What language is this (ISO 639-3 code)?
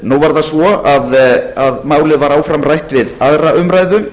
isl